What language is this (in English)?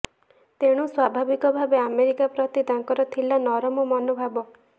Odia